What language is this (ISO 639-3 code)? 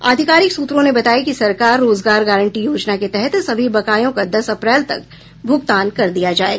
hin